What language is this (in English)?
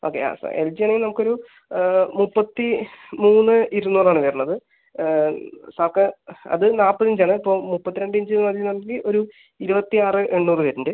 Malayalam